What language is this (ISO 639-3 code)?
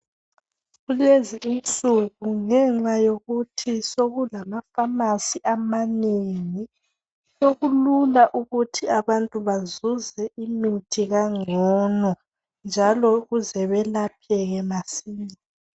nde